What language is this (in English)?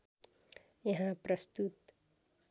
Nepali